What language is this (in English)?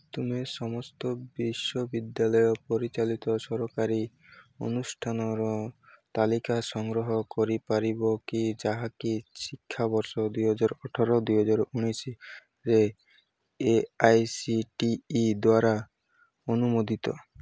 Odia